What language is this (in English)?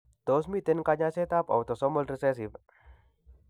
Kalenjin